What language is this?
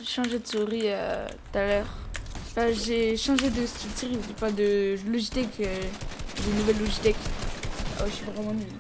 French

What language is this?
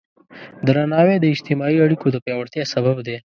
Pashto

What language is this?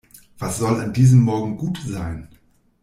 German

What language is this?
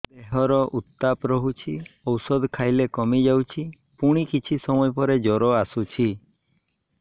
Odia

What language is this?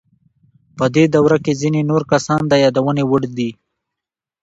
Pashto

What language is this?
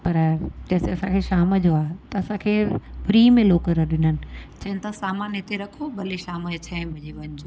Sindhi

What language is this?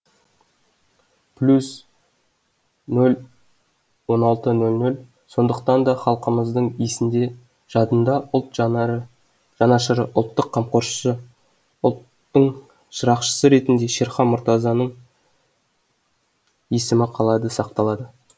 Kazakh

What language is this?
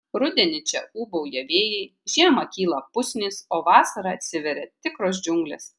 Lithuanian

